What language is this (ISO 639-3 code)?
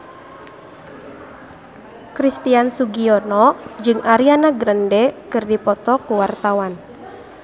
sun